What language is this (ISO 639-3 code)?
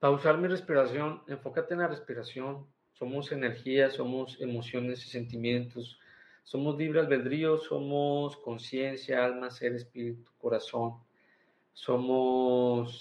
spa